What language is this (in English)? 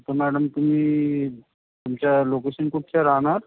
Marathi